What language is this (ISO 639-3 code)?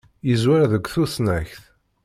kab